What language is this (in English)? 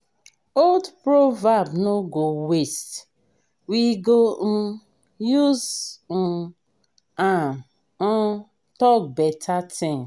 Nigerian Pidgin